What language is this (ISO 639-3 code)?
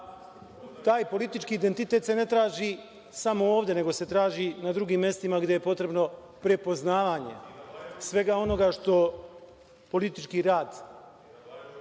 srp